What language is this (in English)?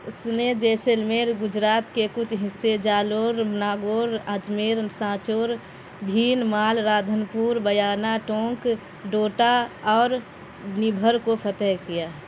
Urdu